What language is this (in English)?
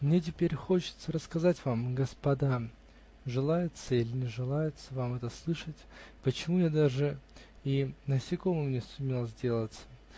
Russian